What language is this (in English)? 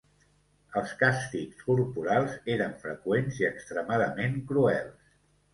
Catalan